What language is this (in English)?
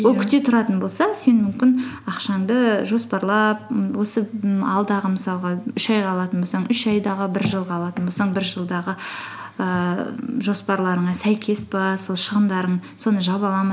Kazakh